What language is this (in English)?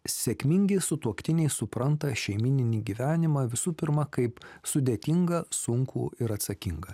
Lithuanian